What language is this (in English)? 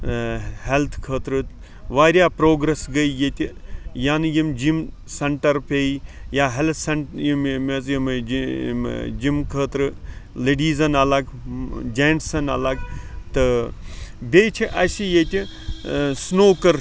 Kashmiri